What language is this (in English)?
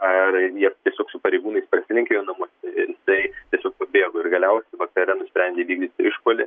Lithuanian